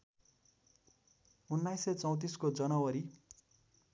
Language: Nepali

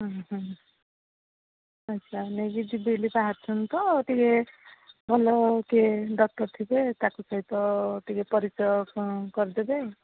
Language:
Odia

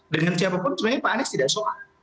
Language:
Indonesian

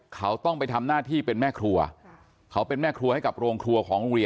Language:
Thai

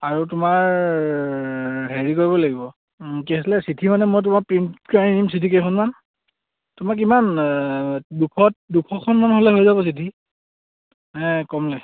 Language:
Assamese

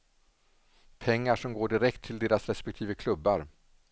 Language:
Swedish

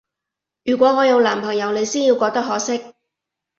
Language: Cantonese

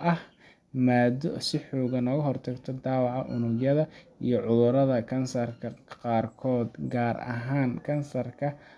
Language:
Somali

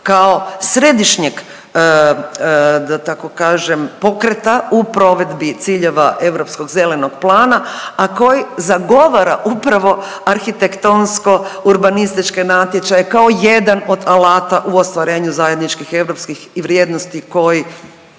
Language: Croatian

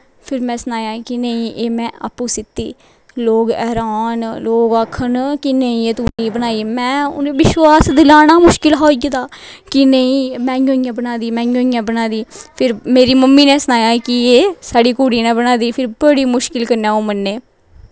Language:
Dogri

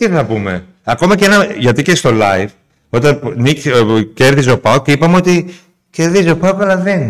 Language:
Greek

